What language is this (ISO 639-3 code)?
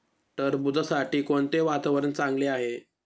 mar